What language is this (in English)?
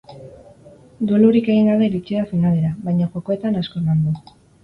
Basque